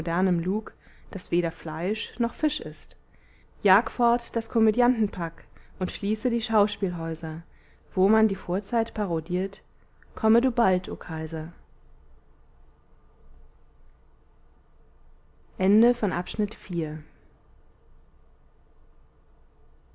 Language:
German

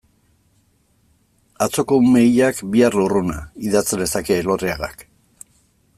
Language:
Basque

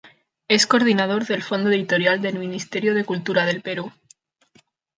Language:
Spanish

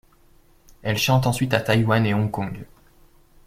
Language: French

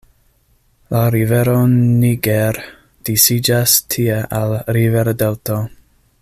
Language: Esperanto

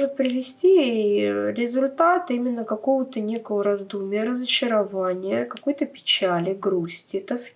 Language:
Russian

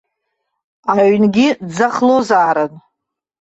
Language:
Abkhazian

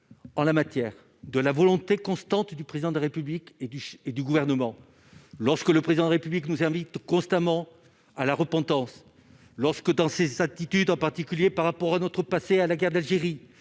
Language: French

